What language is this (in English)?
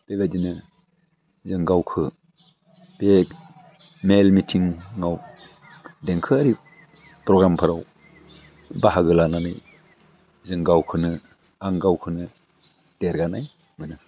Bodo